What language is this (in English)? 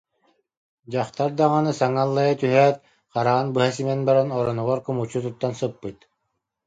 Yakut